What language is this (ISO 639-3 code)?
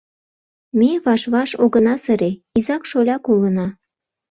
chm